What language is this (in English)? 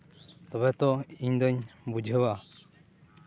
Santali